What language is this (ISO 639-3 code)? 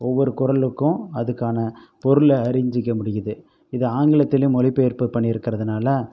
tam